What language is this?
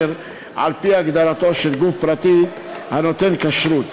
Hebrew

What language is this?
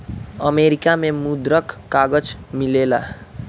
Bhojpuri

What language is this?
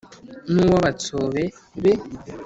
Kinyarwanda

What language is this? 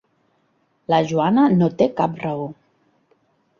Catalan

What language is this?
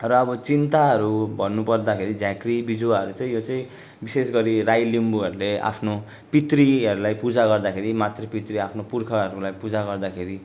Nepali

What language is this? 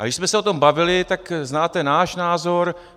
Czech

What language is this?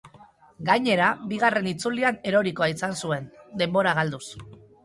Basque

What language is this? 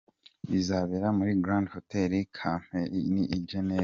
Kinyarwanda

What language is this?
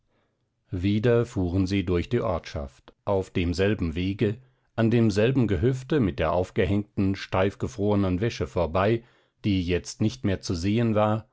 German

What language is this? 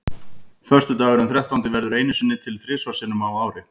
Icelandic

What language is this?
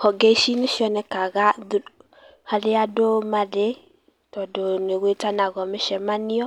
Kikuyu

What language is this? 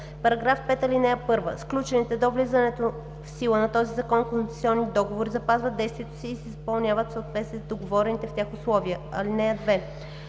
Bulgarian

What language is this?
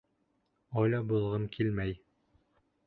Bashkir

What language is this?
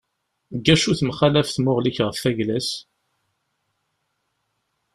Kabyle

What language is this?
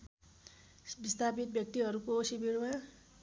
Nepali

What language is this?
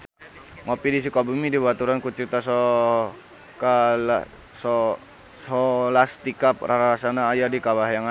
Sundanese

